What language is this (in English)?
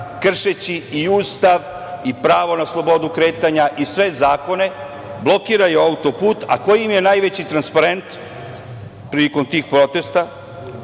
Serbian